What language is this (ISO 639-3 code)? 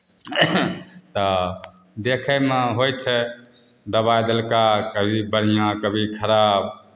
mai